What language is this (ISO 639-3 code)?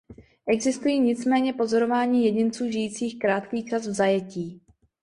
ces